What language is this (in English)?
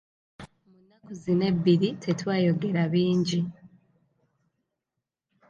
Ganda